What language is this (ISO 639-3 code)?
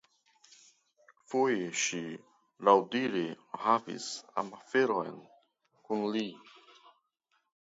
epo